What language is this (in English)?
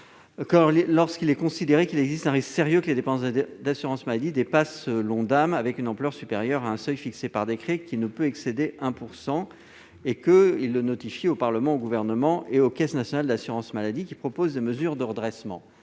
French